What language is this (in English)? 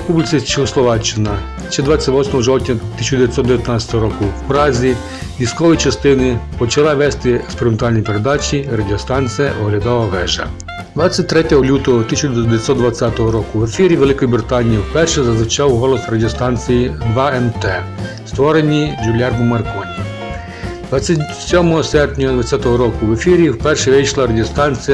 Ukrainian